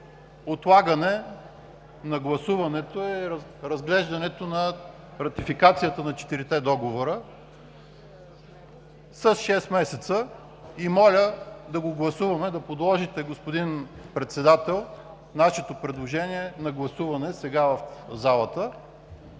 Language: Bulgarian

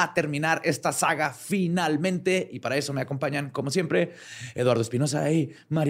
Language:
Spanish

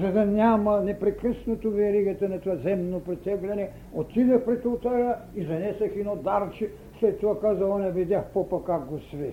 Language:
Bulgarian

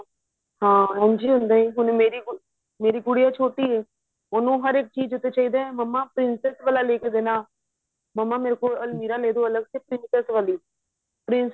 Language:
Punjabi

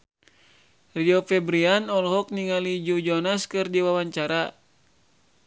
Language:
Sundanese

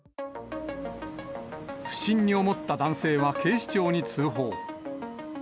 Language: Japanese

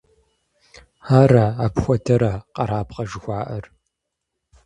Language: Kabardian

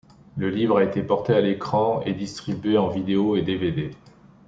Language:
French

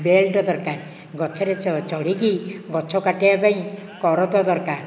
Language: Odia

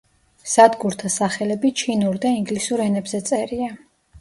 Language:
Georgian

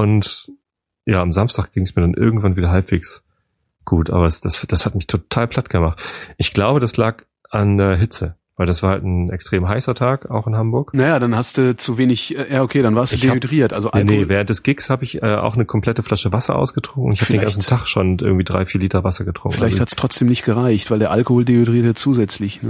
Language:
German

